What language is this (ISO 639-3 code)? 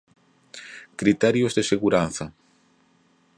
glg